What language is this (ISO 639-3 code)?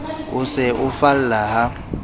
sot